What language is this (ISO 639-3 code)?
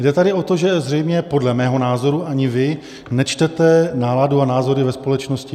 ces